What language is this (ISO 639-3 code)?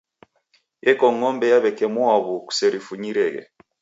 dav